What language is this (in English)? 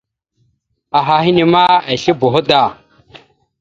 Mada (Cameroon)